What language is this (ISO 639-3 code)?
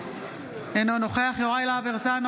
heb